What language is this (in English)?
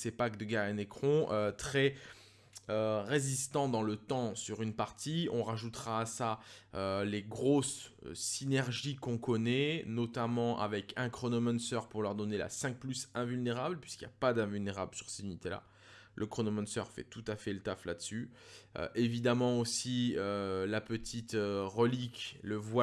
French